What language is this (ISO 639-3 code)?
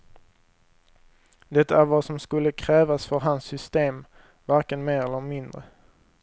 swe